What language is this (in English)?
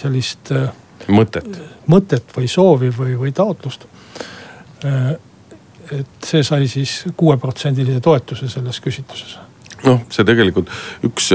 Finnish